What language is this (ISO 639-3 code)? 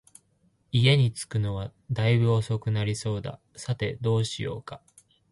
jpn